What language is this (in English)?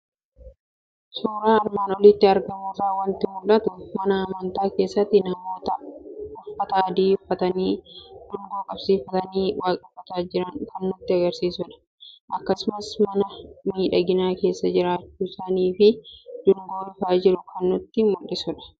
Oromo